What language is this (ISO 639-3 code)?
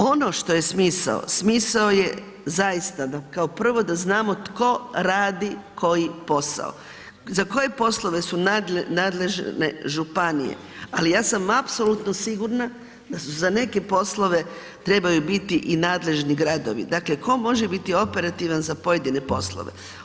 hrv